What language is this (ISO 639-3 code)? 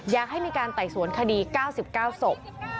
tha